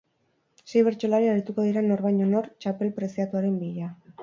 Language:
Basque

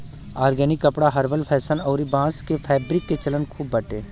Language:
Bhojpuri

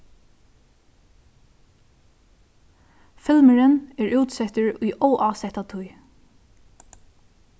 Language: Faroese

